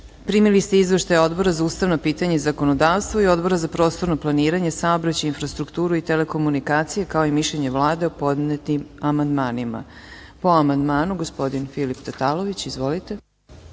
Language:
Serbian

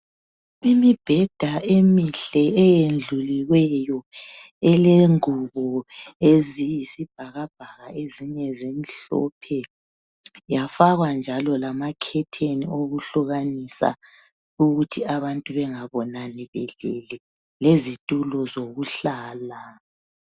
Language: North Ndebele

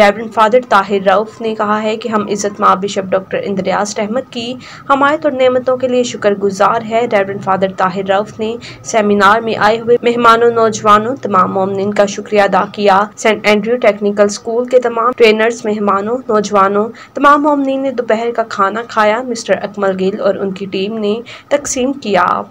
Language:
Hindi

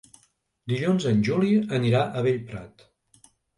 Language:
Catalan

